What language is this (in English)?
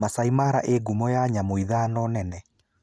Kikuyu